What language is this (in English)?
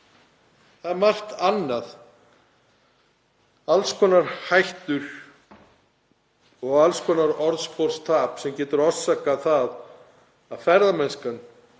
Icelandic